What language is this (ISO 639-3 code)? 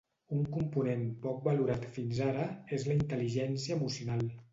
cat